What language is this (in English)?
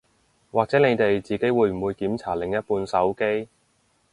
Cantonese